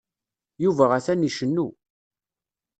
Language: Kabyle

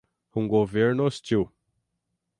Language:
Portuguese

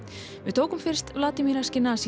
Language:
Icelandic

